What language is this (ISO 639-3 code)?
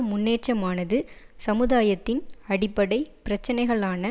tam